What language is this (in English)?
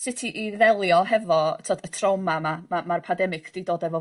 Welsh